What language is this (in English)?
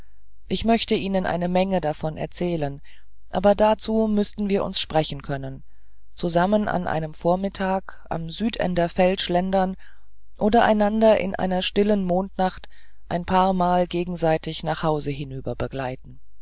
German